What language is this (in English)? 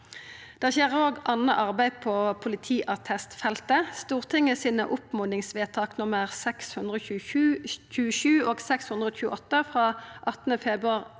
Norwegian